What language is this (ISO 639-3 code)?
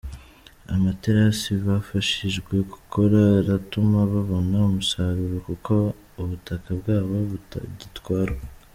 kin